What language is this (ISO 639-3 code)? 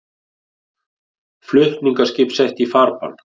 isl